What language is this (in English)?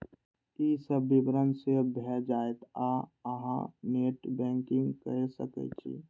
Maithili